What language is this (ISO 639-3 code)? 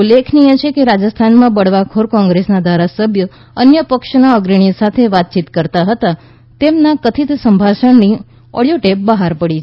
guj